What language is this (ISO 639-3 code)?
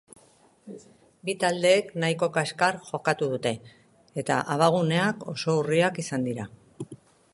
eus